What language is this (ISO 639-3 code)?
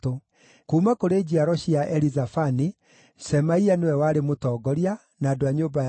kik